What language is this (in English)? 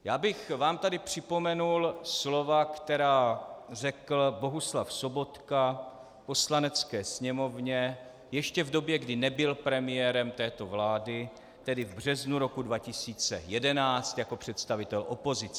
Czech